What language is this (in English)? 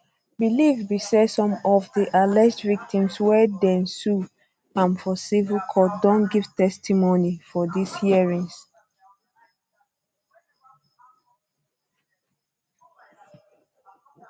Nigerian Pidgin